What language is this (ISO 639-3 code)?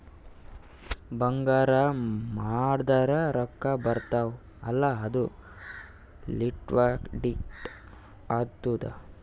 kan